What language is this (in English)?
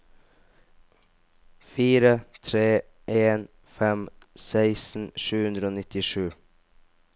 Norwegian